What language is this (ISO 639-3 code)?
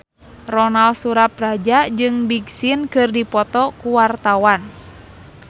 sun